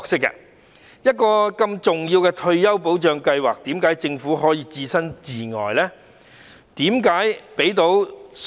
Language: Cantonese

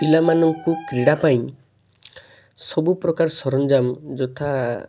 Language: Odia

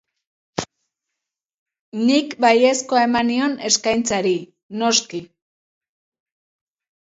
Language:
Basque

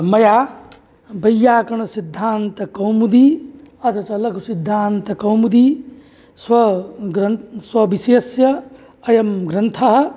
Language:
Sanskrit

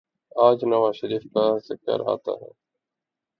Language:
Urdu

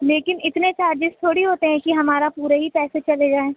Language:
Urdu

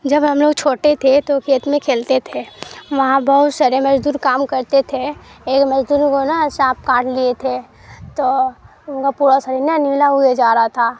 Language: Urdu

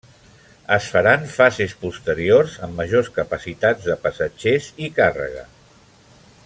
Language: Catalan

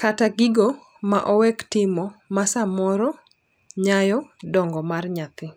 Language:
Luo (Kenya and Tanzania)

